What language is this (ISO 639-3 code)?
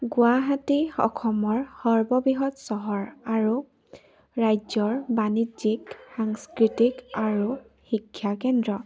asm